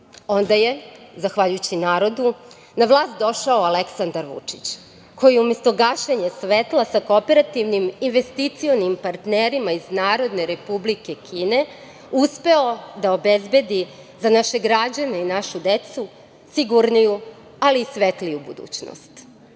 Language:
Serbian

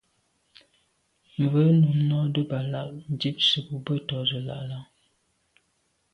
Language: Medumba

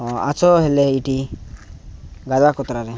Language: Odia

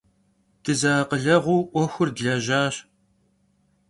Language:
Kabardian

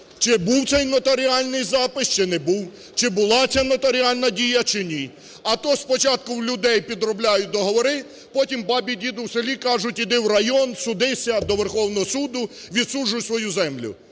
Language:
Ukrainian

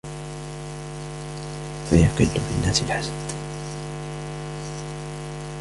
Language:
Arabic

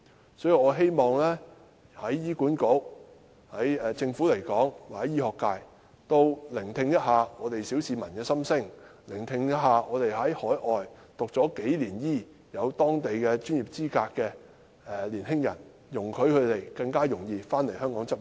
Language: Cantonese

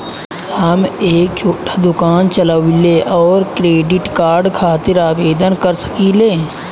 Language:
Bhojpuri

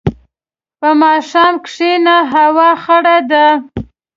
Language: Pashto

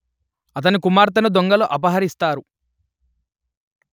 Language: Telugu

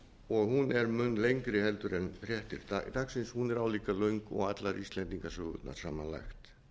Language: Icelandic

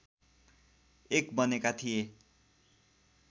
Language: Nepali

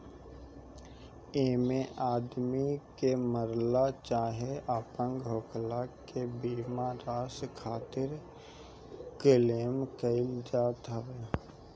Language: Bhojpuri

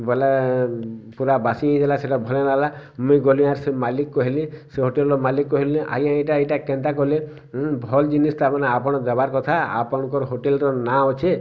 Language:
Odia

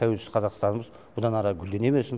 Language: Kazakh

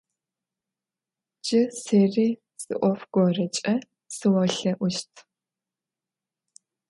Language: Adyghe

